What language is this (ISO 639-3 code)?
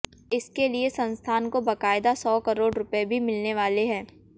hin